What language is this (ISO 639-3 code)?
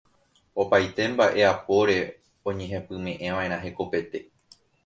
grn